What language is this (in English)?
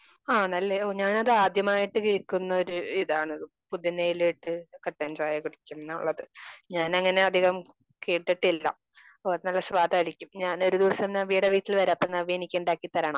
Malayalam